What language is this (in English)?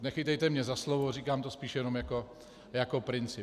Czech